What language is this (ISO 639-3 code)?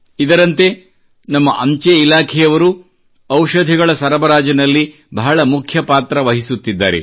kan